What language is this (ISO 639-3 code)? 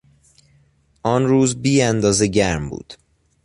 fas